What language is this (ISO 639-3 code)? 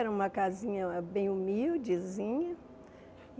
por